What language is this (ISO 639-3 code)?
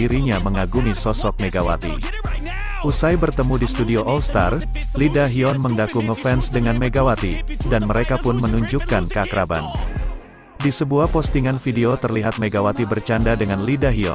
ind